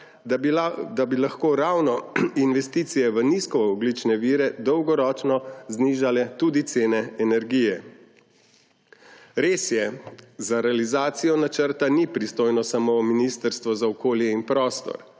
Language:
Slovenian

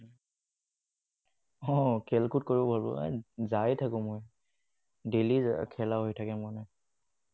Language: Assamese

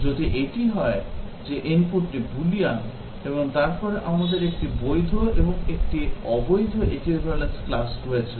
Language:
Bangla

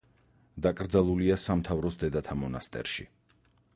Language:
Georgian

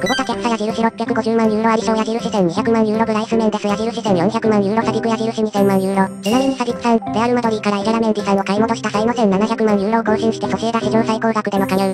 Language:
Japanese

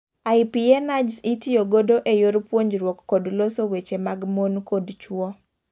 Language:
Luo (Kenya and Tanzania)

